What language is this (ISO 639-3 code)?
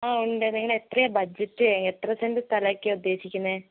mal